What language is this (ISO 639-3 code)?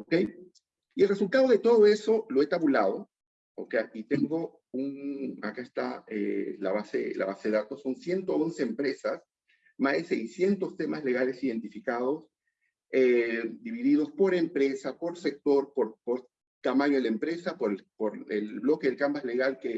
spa